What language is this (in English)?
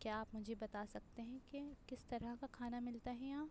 Urdu